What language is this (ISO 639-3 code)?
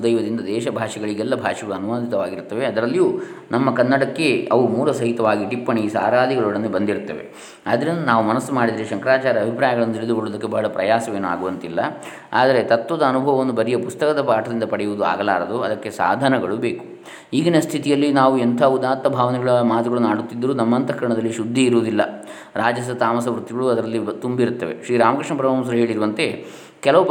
kan